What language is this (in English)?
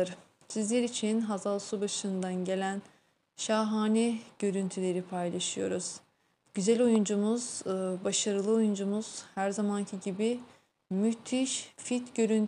Turkish